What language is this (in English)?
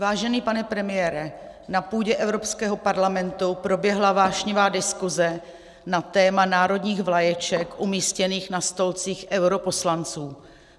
Czech